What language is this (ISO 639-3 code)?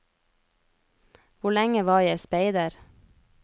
nor